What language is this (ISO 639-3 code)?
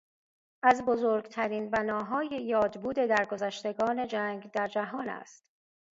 fas